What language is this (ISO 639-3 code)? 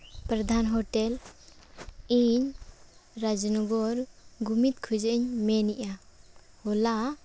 sat